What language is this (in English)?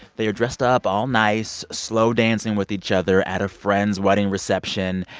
English